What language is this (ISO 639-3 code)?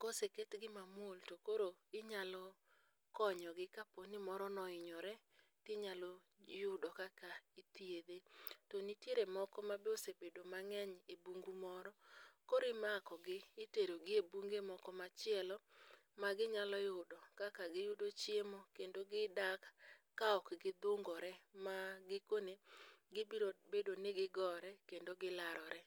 luo